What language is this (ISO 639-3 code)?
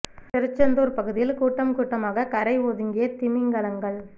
tam